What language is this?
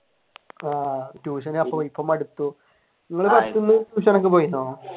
Malayalam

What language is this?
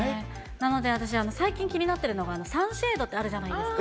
Japanese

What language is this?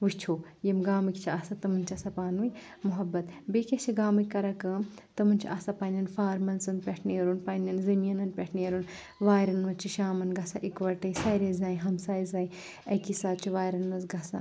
Kashmiri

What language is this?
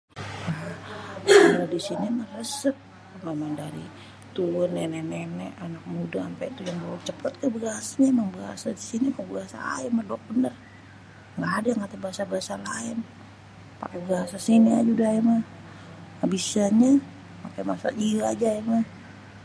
Betawi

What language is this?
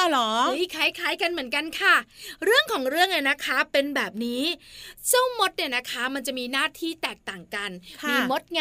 Thai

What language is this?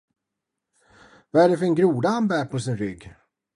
Swedish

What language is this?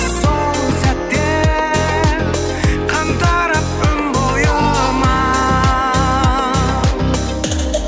Kazakh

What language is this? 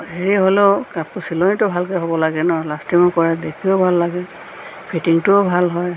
Assamese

